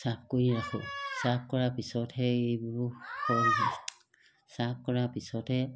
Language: Assamese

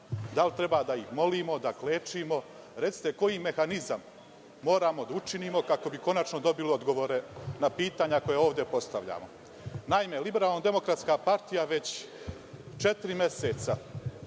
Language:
Serbian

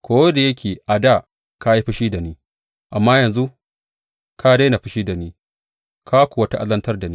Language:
Hausa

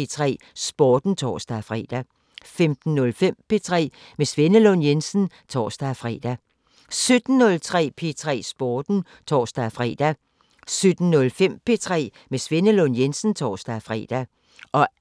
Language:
Danish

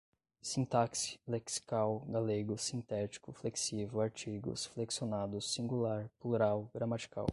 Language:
Portuguese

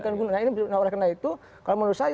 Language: Indonesian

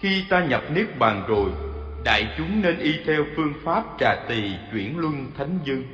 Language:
Vietnamese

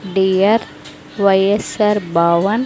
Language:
Telugu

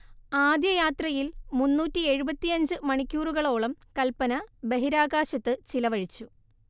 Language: Malayalam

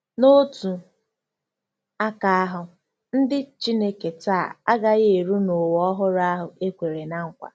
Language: Igbo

